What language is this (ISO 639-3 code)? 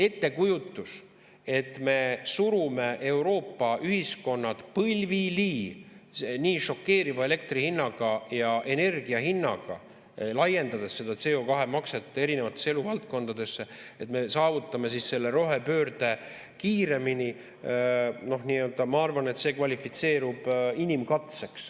est